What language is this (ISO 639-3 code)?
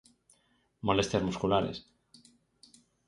glg